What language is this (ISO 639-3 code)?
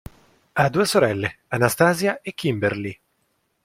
ita